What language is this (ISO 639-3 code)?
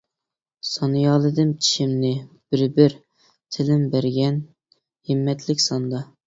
uig